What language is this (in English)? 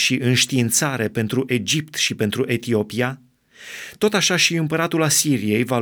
Romanian